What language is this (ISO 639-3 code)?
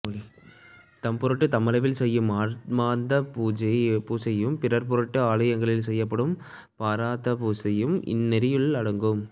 tam